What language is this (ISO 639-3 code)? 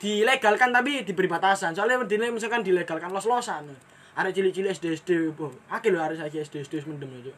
ind